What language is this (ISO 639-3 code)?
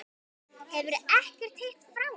isl